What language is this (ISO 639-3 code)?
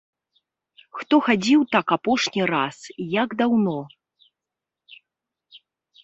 bel